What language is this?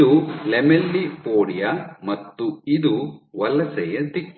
Kannada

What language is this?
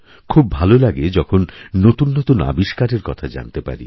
Bangla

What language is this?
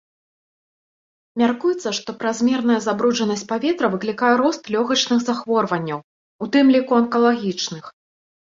Belarusian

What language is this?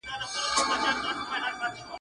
Pashto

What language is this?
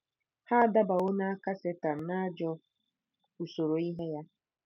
Igbo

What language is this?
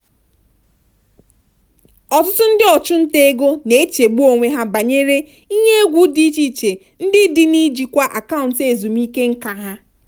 Igbo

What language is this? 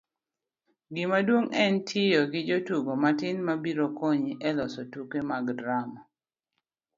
Luo (Kenya and Tanzania)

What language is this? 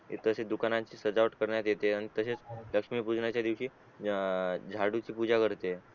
Marathi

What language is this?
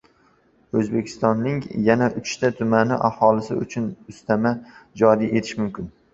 Uzbek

